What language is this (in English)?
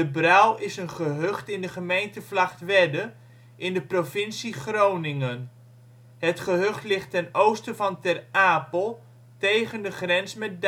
Dutch